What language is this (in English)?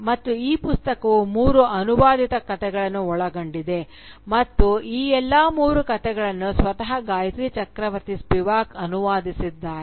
Kannada